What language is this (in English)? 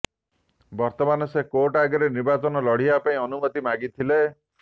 Odia